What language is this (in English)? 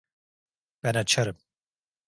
Turkish